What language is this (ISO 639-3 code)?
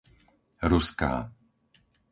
slk